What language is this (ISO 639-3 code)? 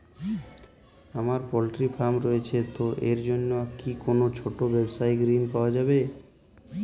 ben